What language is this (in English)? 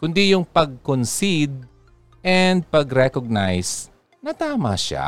Filipino